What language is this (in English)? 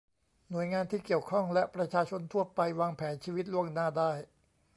Thai